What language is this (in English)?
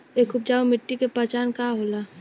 Bhojpuri